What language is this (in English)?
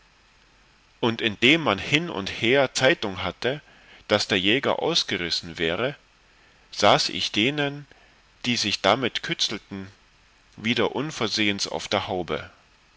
German